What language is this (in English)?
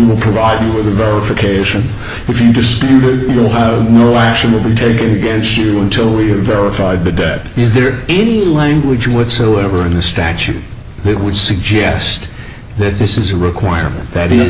English